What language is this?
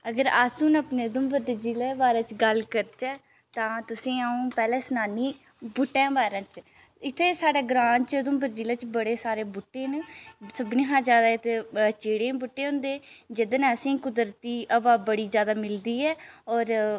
Dogri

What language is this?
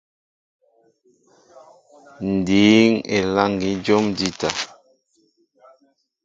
Mbo (Cameroon)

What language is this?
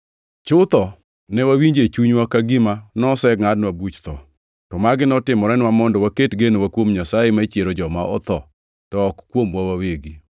Luo (Kenya and Tanzania)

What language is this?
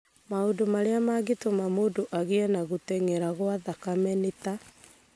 Kikuyu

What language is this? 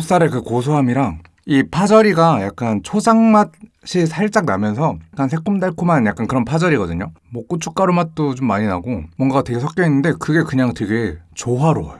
Korean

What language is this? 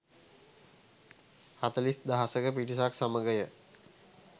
Sinhala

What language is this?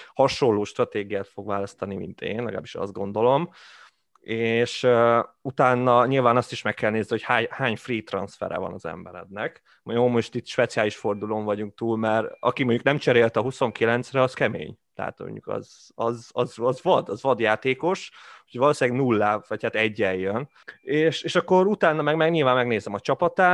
Hungarian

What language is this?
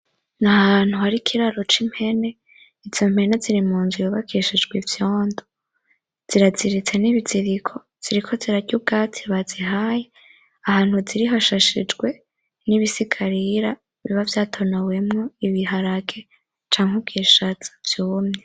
Rundi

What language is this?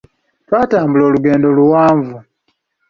Ganda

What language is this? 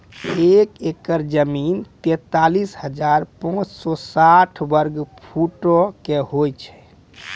Maithili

